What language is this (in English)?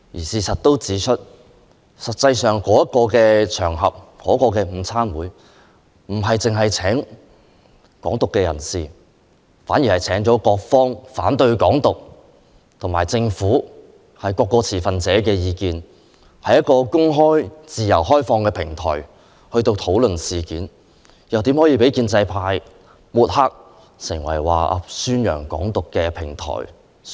Cantonese